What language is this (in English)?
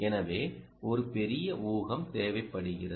Tamil